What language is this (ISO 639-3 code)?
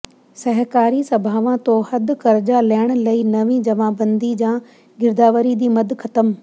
pan